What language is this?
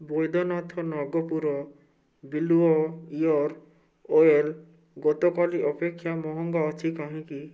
Odia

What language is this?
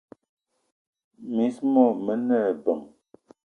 Eton (Cameroon)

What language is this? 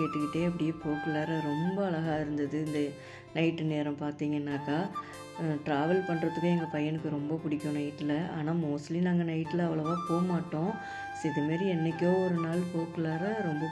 Tamil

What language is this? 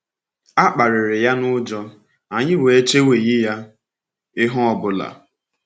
Igbo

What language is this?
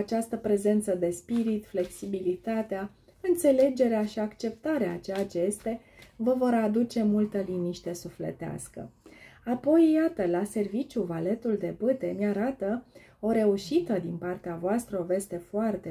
Romanian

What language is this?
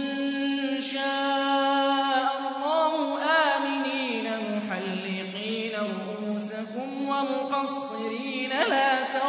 Arabic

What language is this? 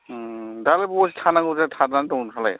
Bodo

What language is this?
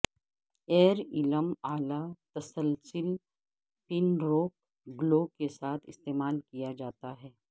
Urdu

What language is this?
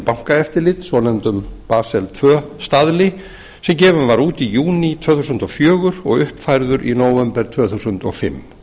Icelandic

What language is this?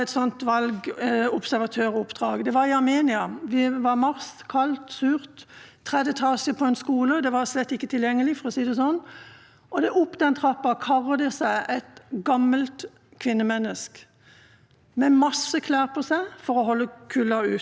Norwegian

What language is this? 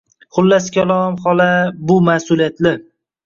Uzbek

